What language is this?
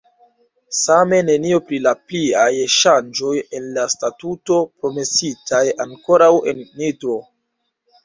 Esperanto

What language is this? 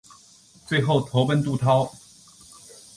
Chinese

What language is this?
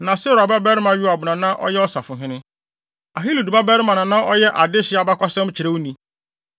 Akan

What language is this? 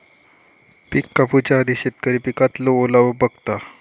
Marathi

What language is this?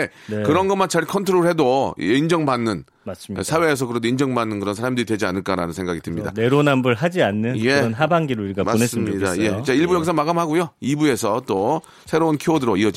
Korean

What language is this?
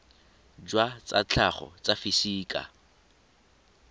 Tswana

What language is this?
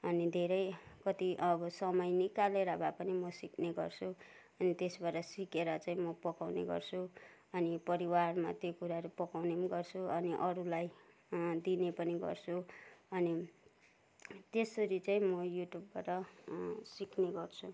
Nepali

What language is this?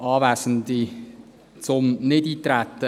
Swiss German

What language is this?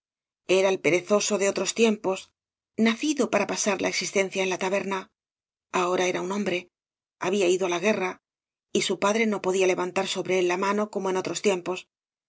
Spanish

